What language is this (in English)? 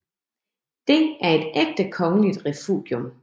Danish